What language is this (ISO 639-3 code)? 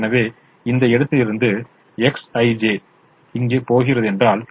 tam